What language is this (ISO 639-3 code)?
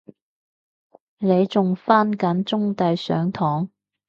yue